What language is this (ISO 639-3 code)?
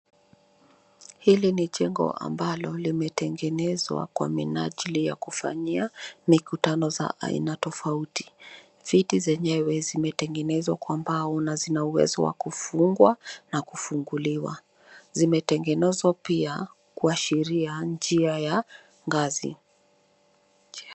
swa